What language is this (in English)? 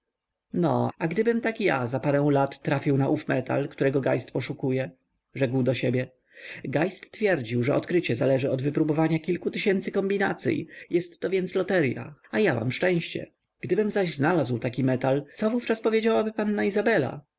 Polish